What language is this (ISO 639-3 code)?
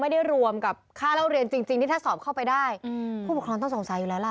tha